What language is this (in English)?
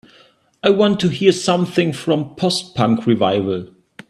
English